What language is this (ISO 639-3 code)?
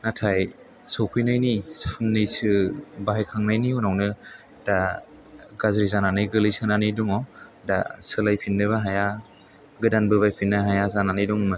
brx